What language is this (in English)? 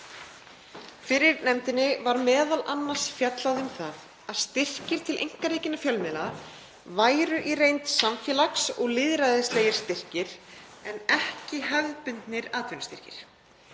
Icelandic